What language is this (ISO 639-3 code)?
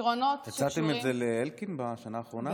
heb